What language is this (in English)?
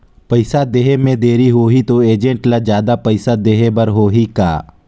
Chhattisgarhi